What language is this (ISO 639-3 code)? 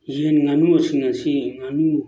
mni